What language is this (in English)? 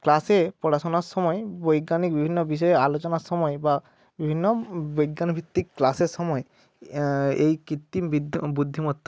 Bangla